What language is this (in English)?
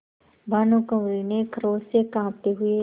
Hindi